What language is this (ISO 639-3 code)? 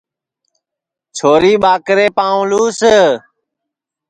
ssi